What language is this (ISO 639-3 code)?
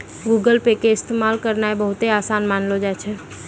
mai